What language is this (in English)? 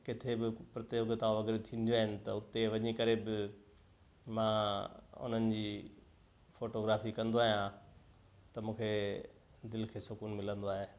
Sindhi